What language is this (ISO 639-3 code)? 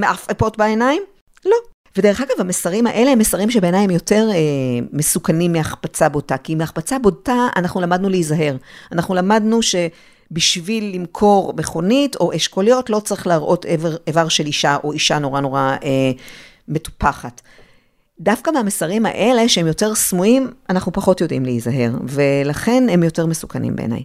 heb